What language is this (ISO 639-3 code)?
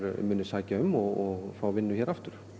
isl